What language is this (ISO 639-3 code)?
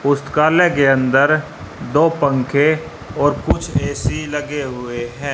hin